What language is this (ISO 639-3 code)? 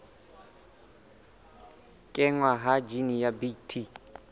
sot